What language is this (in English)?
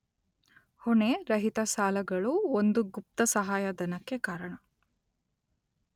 Kannada